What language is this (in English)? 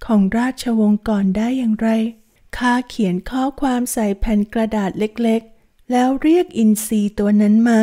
Thai